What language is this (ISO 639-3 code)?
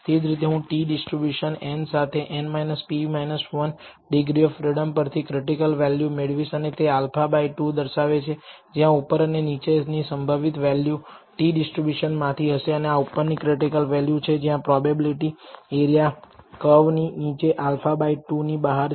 guj